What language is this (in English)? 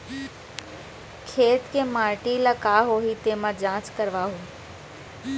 Chhattisgarhi